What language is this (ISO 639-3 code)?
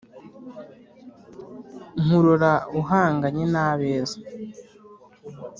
kin